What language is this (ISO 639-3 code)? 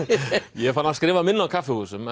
isl